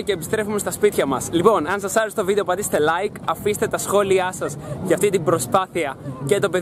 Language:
Greek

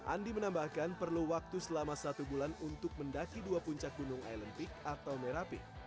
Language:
Indonesian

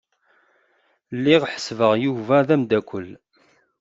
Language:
Kabyle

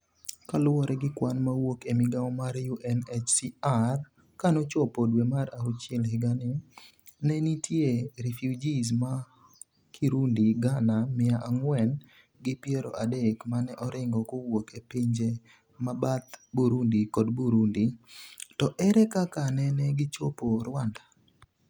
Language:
Luo (Kenya and Tanzania)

